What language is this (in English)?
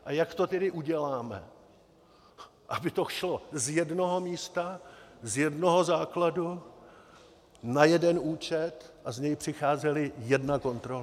Czech